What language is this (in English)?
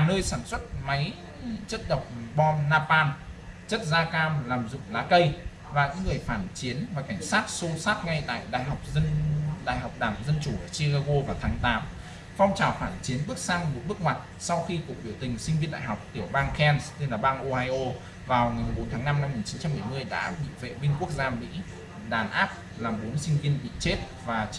Vietnamese